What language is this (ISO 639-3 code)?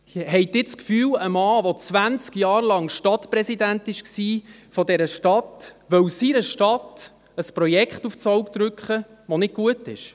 gsw